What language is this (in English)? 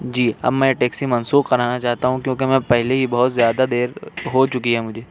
Urdu